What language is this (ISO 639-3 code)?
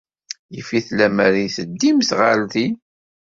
kab